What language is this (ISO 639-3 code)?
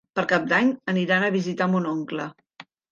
cat